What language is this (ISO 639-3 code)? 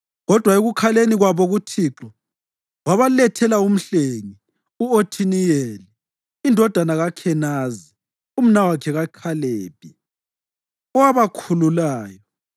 nde